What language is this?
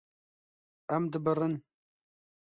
Kurdish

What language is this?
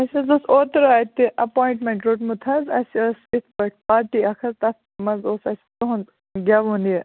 Kashmiri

